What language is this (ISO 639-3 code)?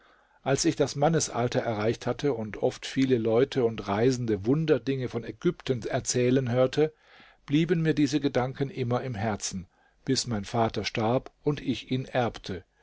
deu